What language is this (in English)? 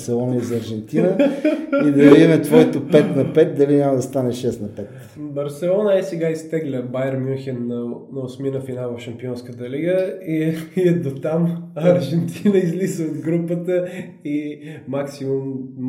Bulgarian